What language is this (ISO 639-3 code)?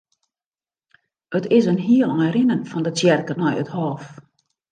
fry